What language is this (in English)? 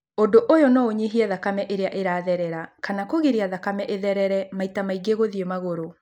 Kikuyu